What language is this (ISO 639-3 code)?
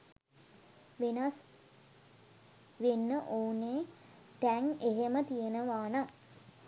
sin